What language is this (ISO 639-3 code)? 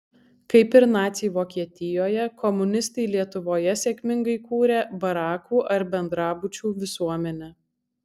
lit